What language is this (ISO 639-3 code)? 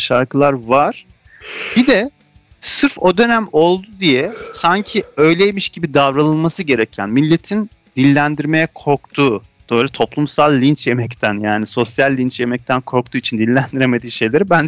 tur